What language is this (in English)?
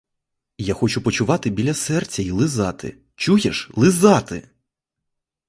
Ukrainian